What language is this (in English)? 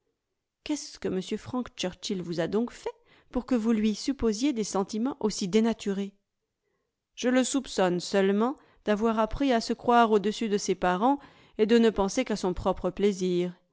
French